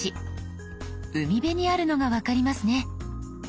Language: Japanese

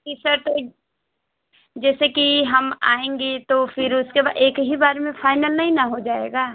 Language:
Hindi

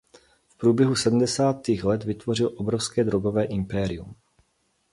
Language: Czech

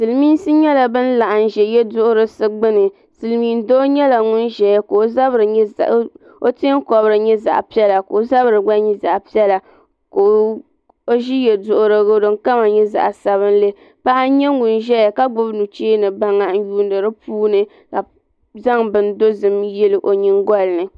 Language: Dagbani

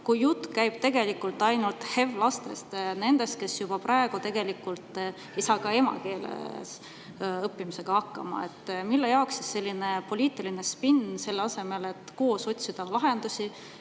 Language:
Estonian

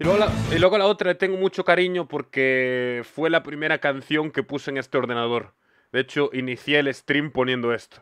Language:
Spanish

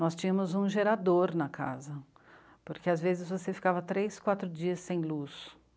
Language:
Portuguese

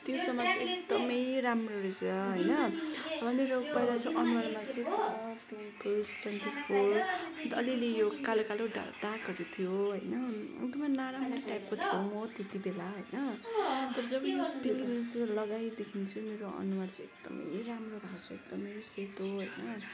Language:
Nepali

